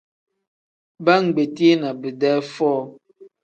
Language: Tem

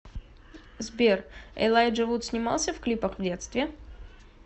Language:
Russian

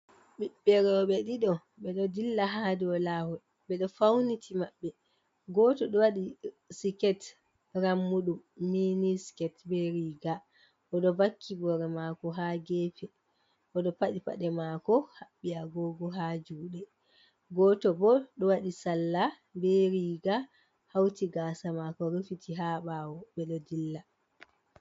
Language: Fula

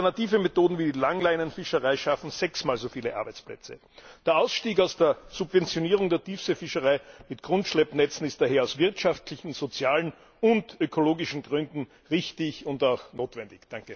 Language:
German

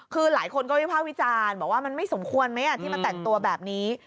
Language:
Thai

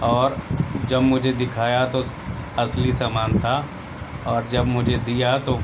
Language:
Urdu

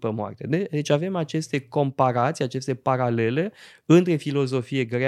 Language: Romanian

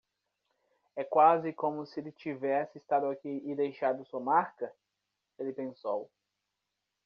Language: Portuguese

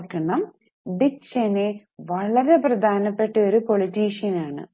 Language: Malayalam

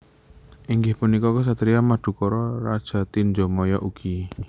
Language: Javanese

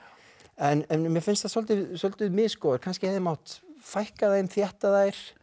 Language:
Icelandic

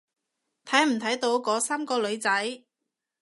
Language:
Cantonese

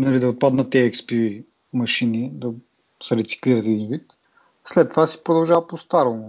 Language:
Bulgarian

